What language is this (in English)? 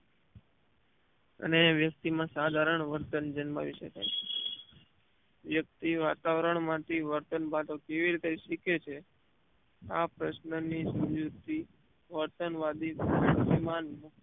Gujarati